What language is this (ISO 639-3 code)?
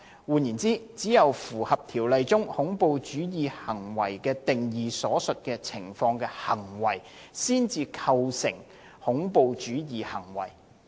yue